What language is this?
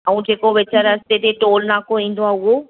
Sindhi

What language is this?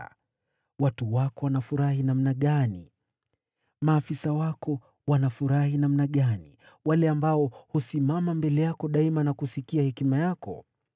Swahili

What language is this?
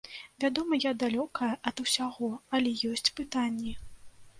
Belarusian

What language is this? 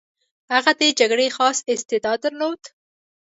Pashto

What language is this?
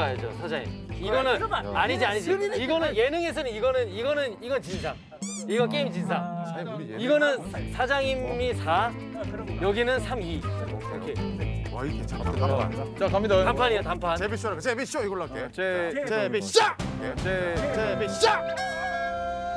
Korean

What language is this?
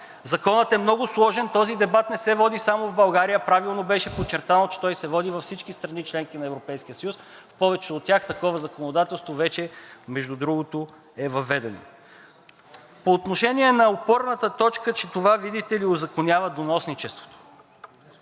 Bulgarian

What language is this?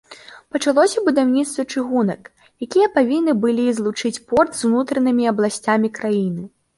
Belarusian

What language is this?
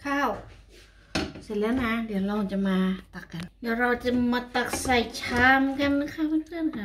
Thai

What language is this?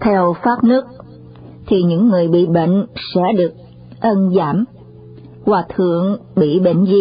Vietnamese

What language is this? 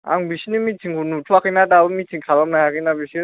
Bodo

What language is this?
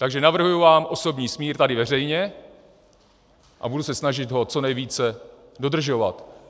Czech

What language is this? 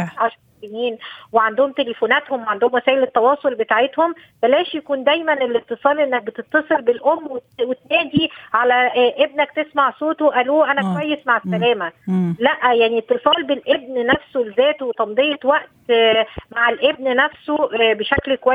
Arabic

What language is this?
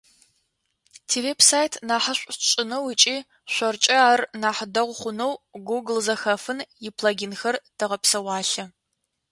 Adyghe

